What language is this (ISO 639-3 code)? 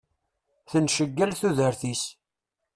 kab